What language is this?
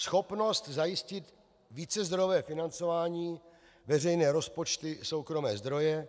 Czech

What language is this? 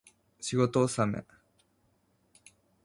Japanese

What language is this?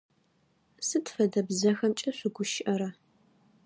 Adyghe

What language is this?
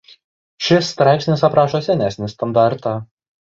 Lithuanian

